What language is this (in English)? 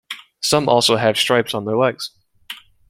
English